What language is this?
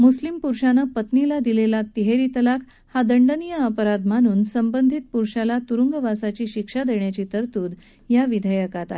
Marathi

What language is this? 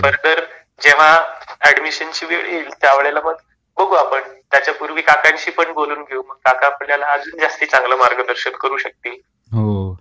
Marathi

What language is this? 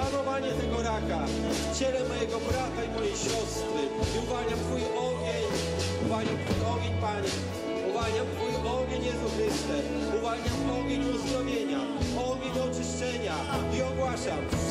Polish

